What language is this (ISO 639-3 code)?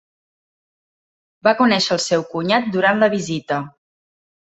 cat